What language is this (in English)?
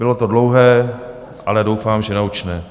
Czech